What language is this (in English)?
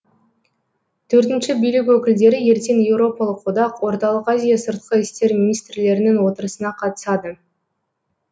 Kazakh